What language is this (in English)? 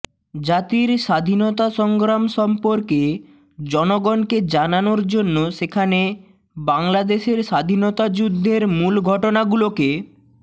Bangla